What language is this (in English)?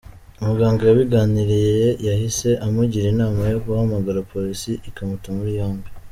Kinyarwanda